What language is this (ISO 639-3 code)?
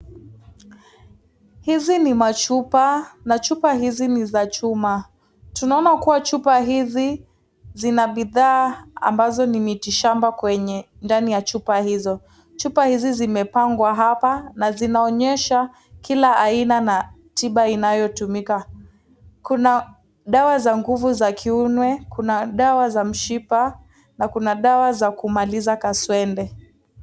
swa